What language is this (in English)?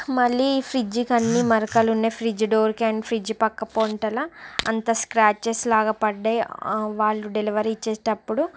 Telugu